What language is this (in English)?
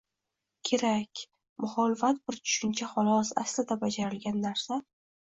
Uzbek